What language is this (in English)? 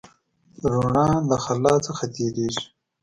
Pashto